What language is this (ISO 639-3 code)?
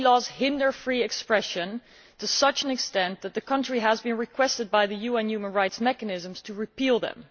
eng